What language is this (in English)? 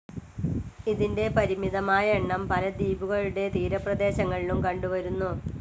Malayalam